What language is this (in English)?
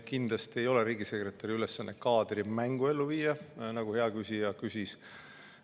Estonian